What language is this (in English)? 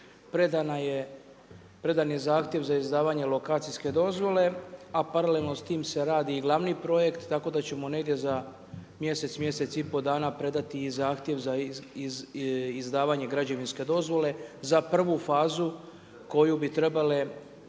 Croatian